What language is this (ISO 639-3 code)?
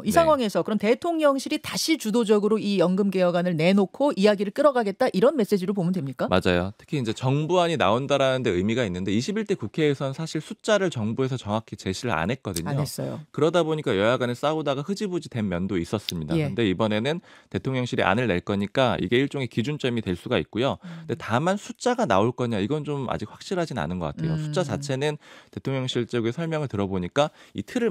kor